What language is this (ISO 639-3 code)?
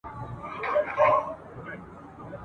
pus